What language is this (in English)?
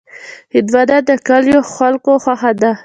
Pashto